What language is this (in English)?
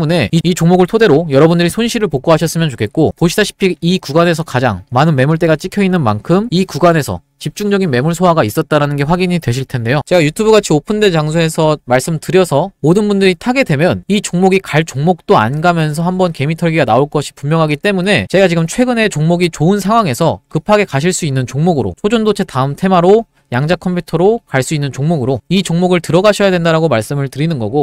Korean